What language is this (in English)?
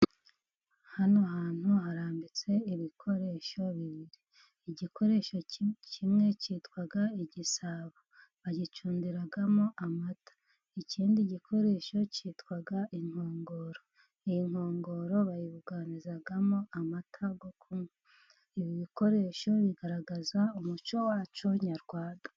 Kinyarwanda